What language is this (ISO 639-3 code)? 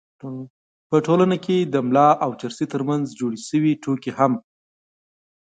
pus